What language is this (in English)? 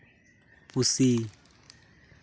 Santali